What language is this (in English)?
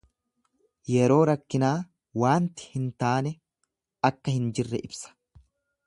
Oromo